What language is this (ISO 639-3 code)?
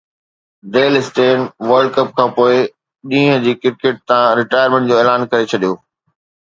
snd